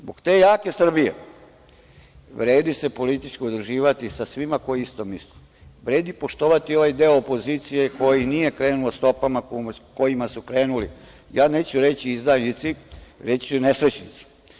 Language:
Serbian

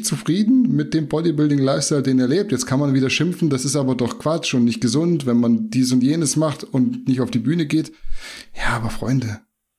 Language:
German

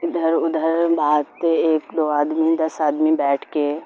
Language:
Urdu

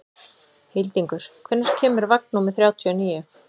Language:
Icelandic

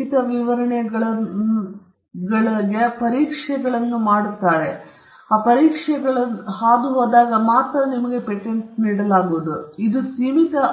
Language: Kannada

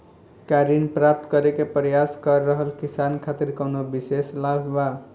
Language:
Bhojpuri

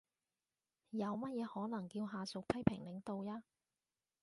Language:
Cantonese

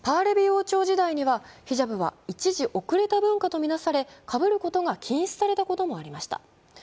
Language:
Japanese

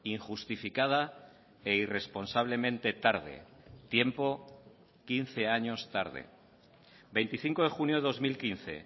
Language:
Spanish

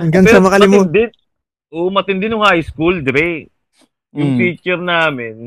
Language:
Filipino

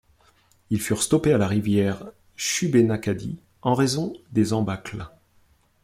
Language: French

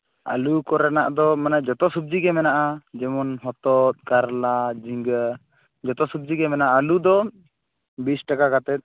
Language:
Santali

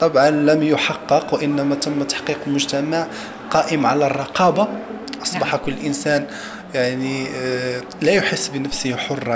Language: Arabic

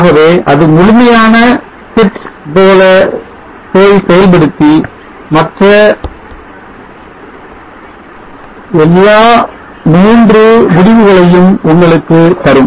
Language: Tamil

